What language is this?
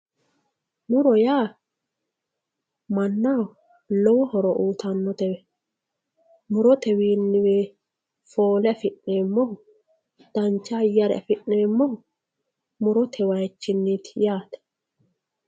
Sidamo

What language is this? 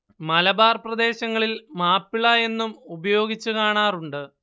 Malayalam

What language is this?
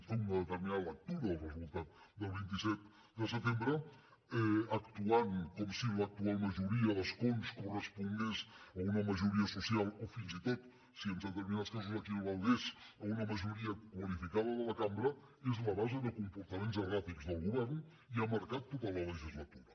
Catalan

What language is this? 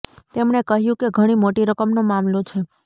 Gujarati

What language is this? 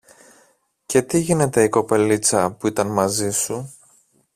Greek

